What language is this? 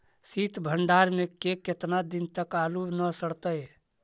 Magahi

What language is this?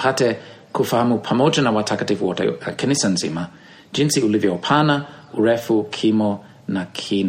Swahili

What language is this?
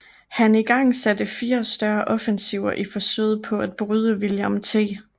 Danish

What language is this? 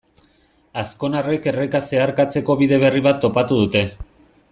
Basque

